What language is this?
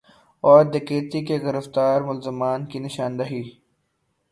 Urdu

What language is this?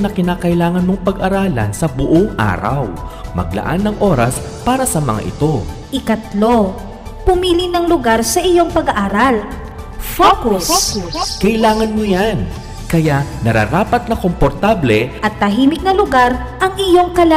Filipino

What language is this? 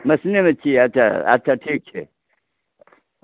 Maithili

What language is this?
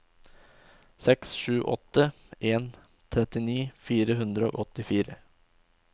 Norwegian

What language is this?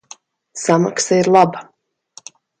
Latvian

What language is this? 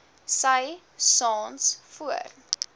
Afrikaans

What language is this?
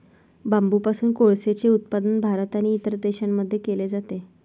Marathi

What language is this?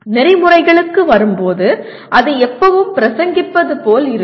Tamil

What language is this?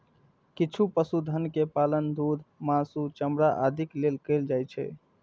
Maithili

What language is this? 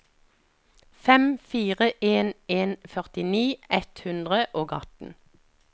Norwegian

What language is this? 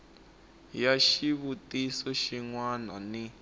Tsonga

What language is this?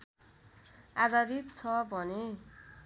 Nepali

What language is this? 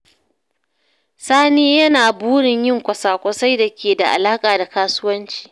Hausa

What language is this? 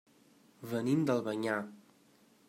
Catalan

